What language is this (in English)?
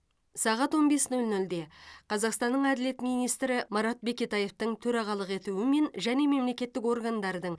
Kazakh